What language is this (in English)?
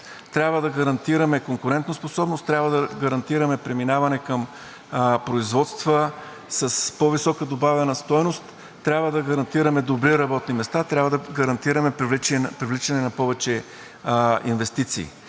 Bulgarian